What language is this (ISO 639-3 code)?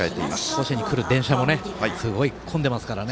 jpn